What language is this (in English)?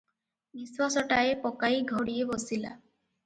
Odia